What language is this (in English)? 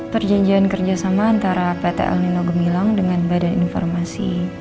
Indonesian